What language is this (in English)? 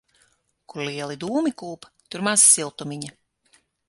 Latvian